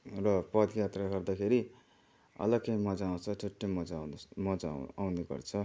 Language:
Nepali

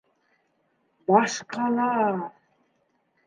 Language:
Bashkir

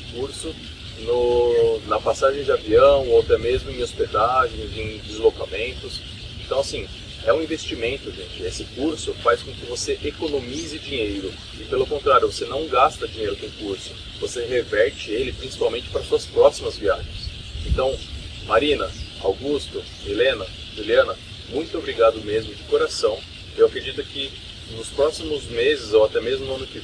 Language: Portuguese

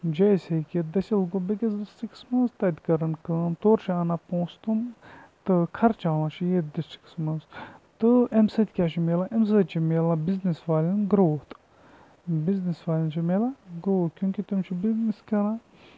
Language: Kashmiri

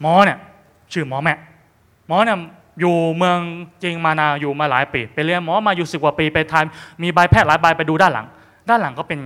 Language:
Thai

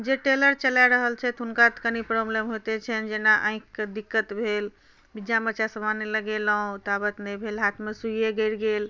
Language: Maithili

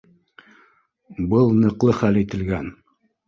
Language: Bashkir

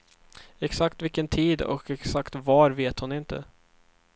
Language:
Swedish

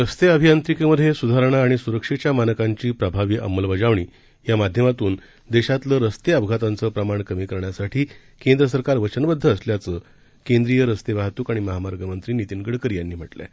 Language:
Marathi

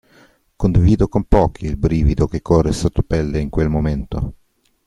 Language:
Italian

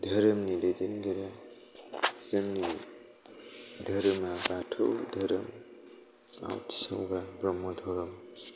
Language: Bodo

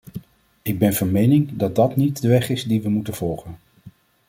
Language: Dutch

